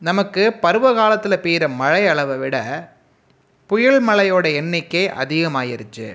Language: Tamil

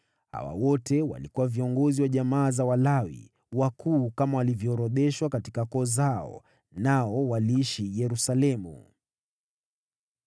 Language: Swahili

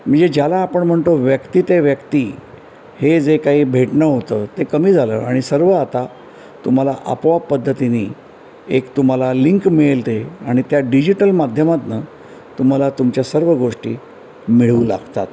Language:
Marathi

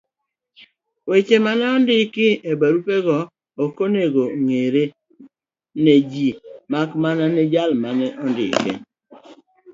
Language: Luo (Kenya and Tanzania)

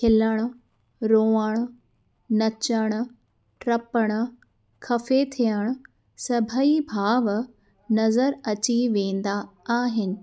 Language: Sindhi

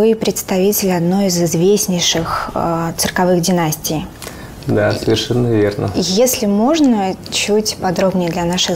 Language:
Russian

